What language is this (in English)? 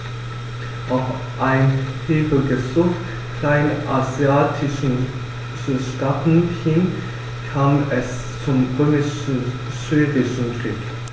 German